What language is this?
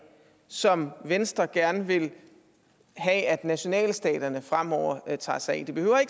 Danish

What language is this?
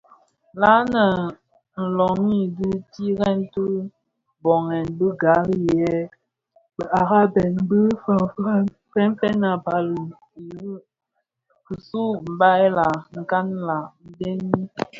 Bafia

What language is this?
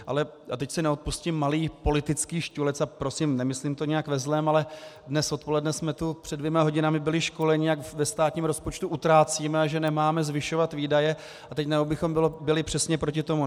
Czech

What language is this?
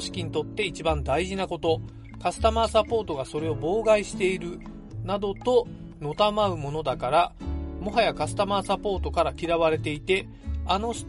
Japanese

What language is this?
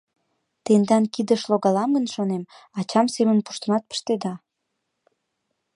Mari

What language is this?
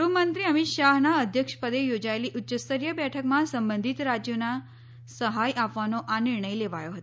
Gujarati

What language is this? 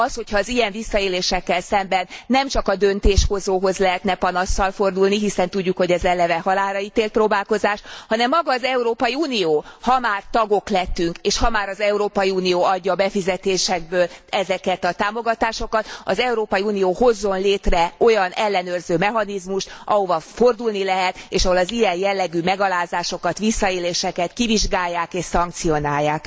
Hungarian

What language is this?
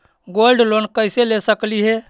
Magahi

